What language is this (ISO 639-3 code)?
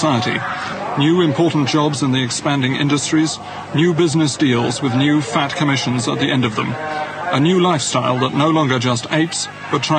fas